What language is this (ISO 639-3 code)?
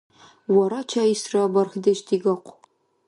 dar